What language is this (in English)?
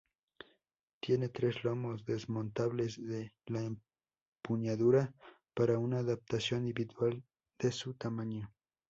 Spanish